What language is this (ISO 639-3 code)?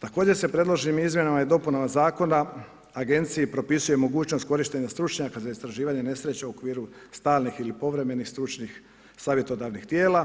hrv